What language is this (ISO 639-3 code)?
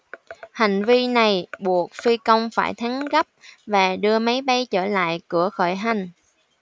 vie